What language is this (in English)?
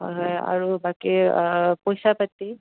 Assamese